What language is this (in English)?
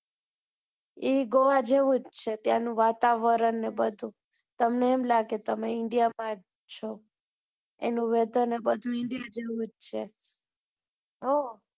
Gujarati